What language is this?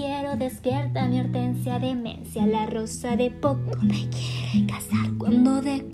Spanish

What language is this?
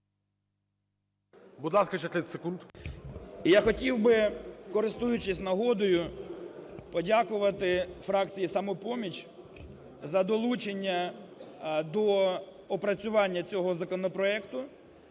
Ukrainian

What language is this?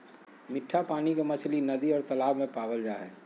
Magahi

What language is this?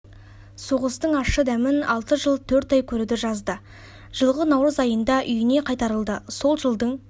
Kazakh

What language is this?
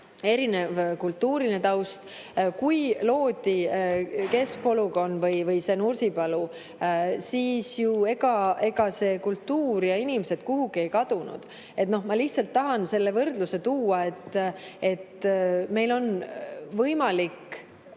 Estonian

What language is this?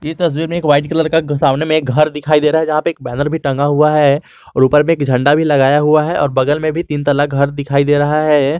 Hindi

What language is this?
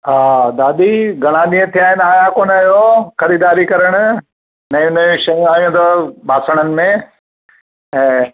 Sindhi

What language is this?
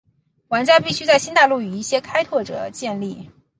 Chinese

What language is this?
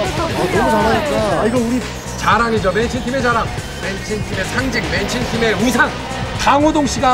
Korean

